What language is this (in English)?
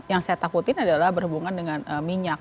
Indonesian